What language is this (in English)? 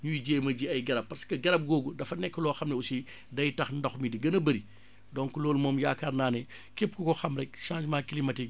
Wolof